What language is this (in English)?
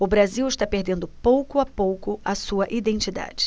Portuguese